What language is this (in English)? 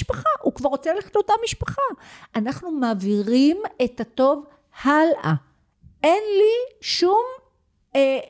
Hebrew